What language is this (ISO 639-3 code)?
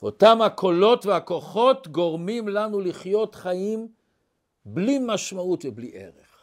heb